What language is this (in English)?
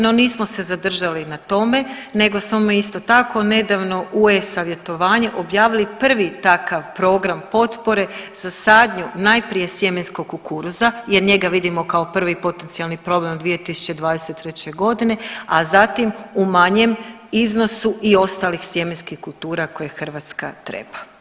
Croatian